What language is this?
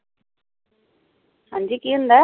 Punjabi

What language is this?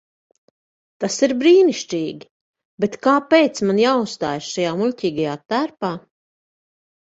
Latvian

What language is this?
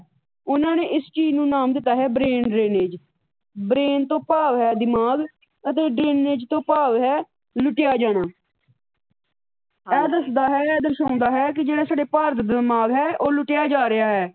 Punjabi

